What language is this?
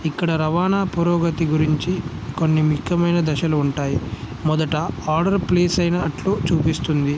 Telugu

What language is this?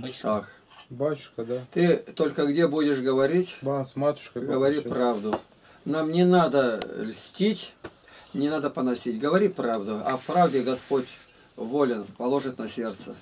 Russian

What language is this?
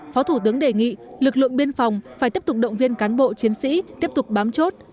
Vietnamese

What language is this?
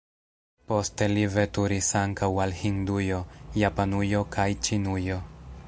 Esperanto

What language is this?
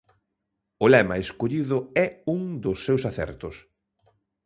Galician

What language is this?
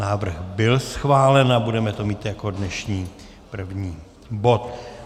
Czech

